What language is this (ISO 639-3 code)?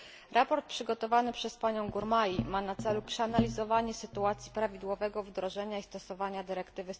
pol